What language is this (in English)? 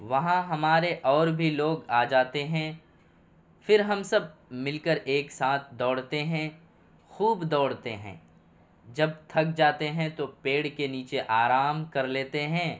Urdu